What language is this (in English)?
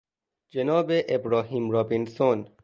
Persian